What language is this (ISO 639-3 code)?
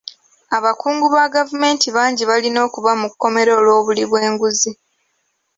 lug